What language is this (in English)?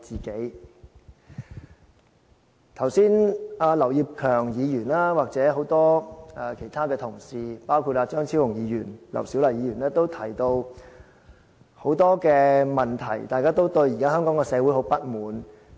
Cantonese